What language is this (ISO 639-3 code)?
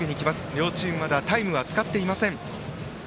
jpn